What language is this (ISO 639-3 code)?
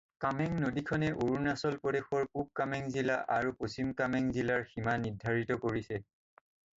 asm